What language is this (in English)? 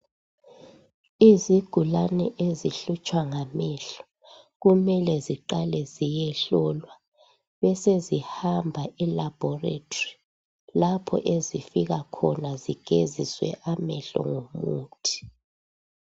North Ndebele